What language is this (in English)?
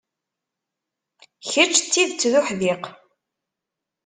Kabyle